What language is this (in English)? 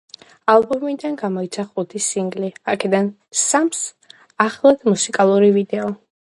Georgian